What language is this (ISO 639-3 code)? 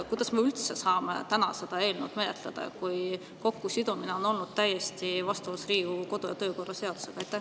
est